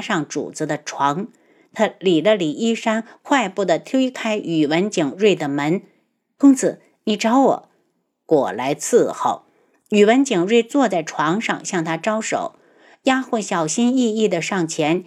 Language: Chinese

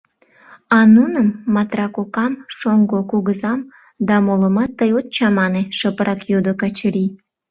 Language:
Mari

